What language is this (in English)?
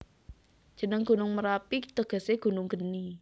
Javanese